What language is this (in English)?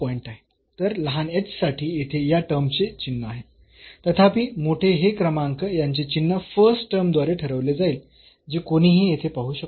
Marathi